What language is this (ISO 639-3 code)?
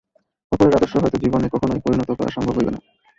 ben